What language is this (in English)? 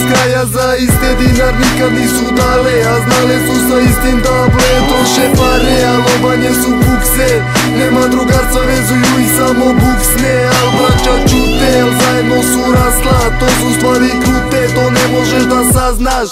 Polish